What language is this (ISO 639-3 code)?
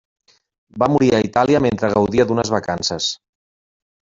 cat